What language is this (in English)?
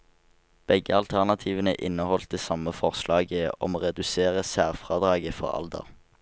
Norwegian